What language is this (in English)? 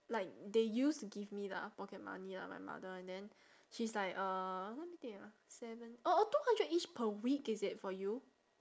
English